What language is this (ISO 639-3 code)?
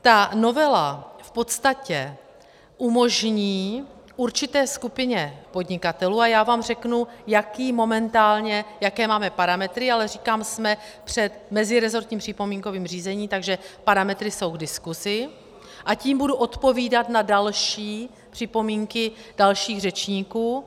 ces